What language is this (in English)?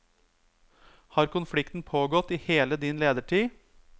Norwegian